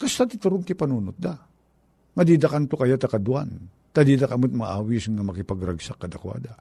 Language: Filipino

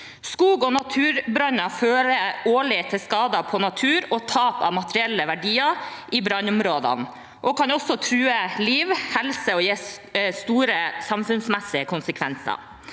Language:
Norwegian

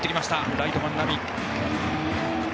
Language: Japanese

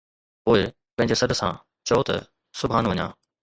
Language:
Sindhi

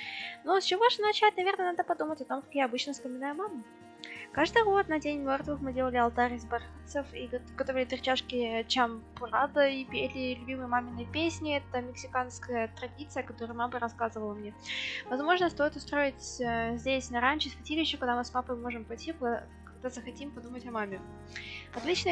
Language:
Russian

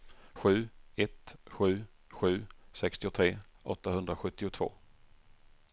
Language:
Swedish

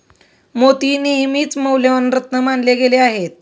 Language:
Marathi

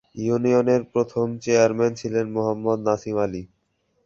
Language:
Bangla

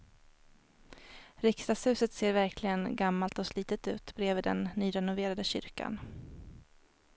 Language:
Swedish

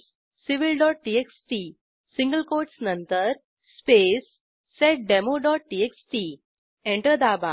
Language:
Marathi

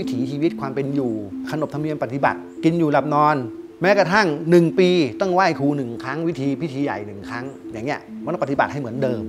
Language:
Thai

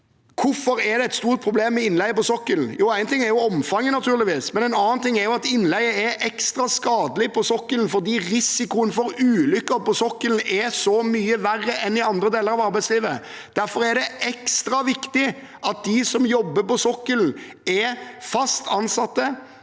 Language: Norwegian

